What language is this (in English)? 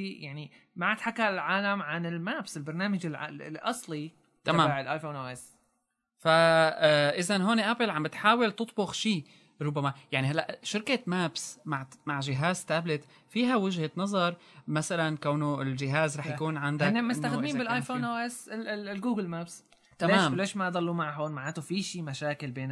Arabic